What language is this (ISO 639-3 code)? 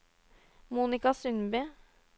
nor